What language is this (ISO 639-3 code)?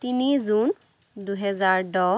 asm